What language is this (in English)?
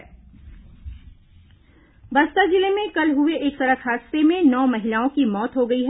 Hindi